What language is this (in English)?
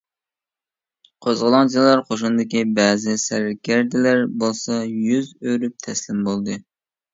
Uyghur